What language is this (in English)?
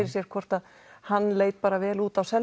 Icelandic